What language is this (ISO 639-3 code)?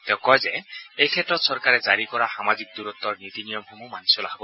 asm